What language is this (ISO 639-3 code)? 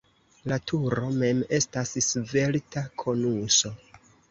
epo